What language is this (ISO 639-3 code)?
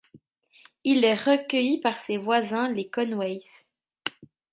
fra